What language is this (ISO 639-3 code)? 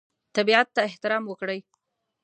pus